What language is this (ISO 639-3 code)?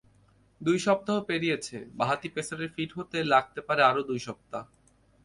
ben